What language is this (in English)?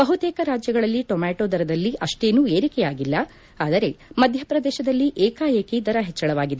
Kannada